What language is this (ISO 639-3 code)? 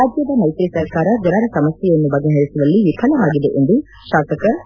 kan